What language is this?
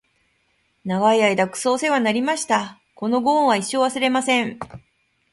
Japanese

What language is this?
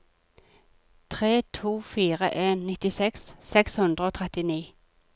Norwegian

